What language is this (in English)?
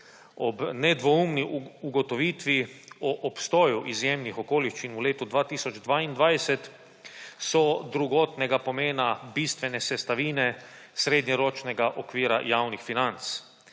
Slovenian